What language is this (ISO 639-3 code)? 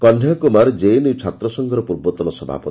ori